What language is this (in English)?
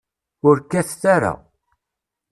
Kabyle